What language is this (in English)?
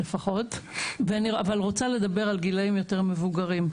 Hebrew